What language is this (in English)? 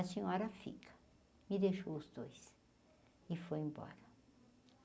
Portuguese